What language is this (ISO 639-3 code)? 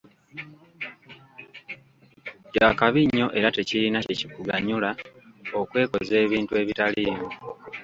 lug